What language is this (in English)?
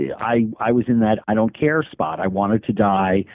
English